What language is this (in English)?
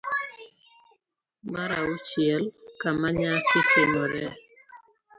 Luo (Kenya and Tanzania)